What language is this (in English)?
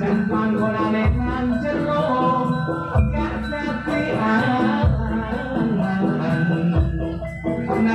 Indonesian